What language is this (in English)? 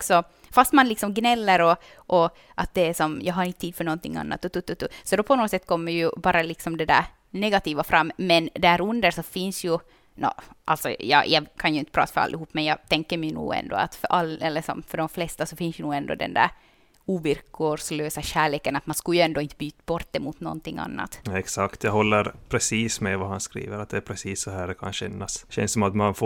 Swedish